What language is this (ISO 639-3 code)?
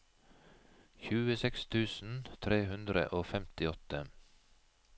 nor